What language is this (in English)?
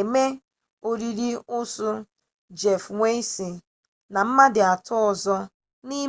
Igbo